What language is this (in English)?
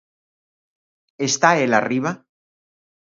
Galician